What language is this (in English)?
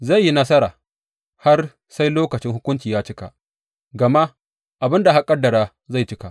Hausa